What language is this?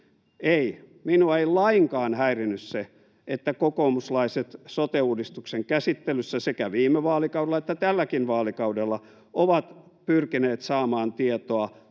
Finnish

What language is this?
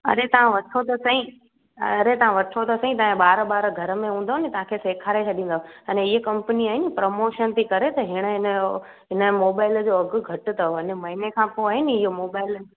Sindhi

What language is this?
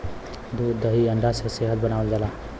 Bhojpuri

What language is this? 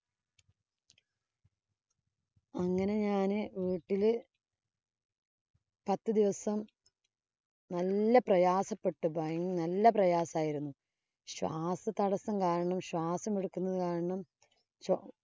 Malayalam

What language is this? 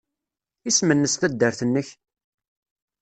Kabyle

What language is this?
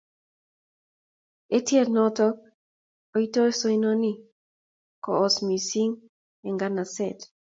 Kalenjin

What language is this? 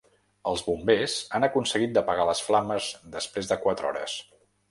Catalan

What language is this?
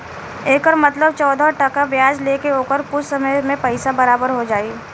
Bhojpuri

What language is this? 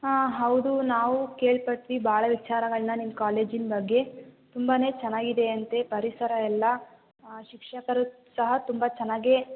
Kannada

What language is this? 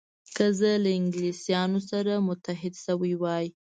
Pashto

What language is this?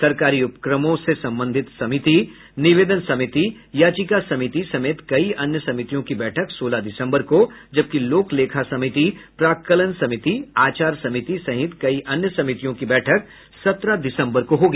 Hindi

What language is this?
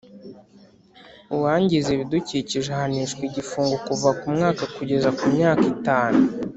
Kinyarwanda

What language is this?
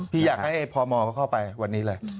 Thai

